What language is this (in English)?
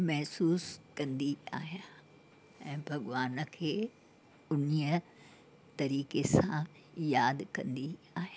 Sindhi